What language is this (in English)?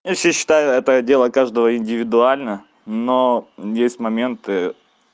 Russian